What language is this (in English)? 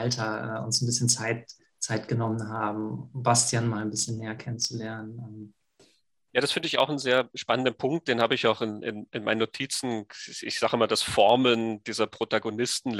German